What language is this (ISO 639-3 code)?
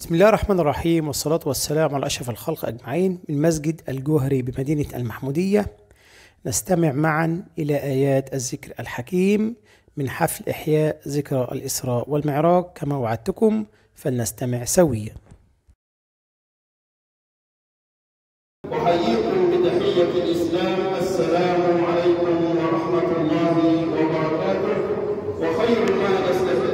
ara